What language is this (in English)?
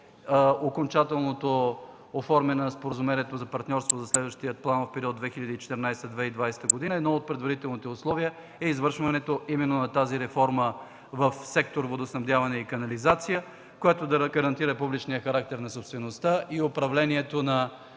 Bulgarian